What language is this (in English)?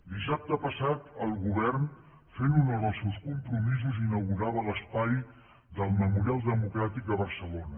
Catalan